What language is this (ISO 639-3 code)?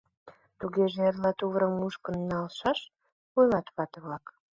chm